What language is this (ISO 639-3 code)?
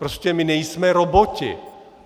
ces